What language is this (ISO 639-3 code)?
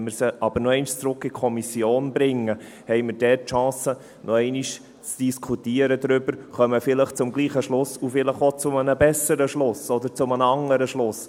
gsw